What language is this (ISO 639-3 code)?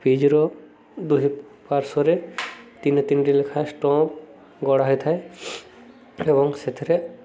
ori